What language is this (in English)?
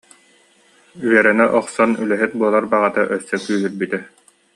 Yakut